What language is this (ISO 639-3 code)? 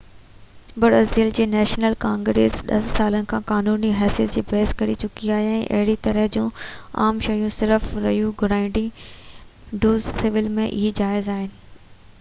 snd